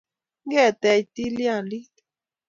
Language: Kalenjin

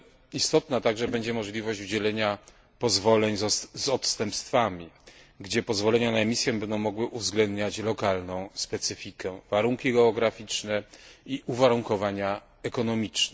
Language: Polish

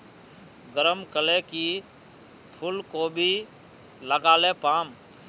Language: Magahi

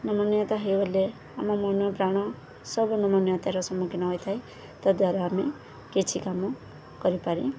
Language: Odia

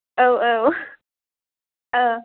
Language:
Bodo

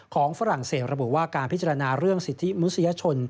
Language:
Thai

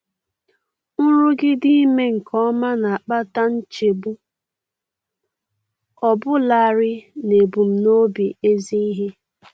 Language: Igbo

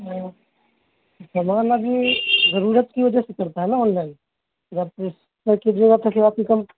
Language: Urdu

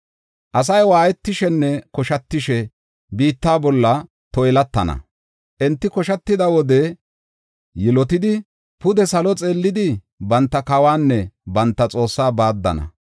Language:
Gofa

